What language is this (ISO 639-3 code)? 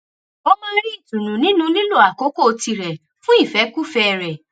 yor